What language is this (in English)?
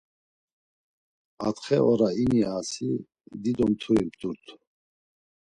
Laz